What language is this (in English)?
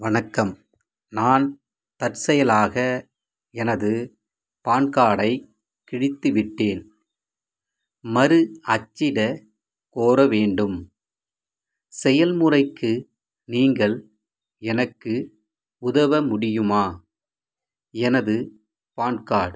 Tamil